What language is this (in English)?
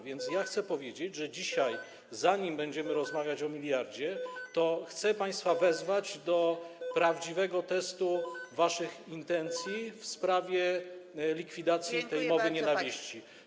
Polish